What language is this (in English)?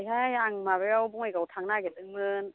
Bodo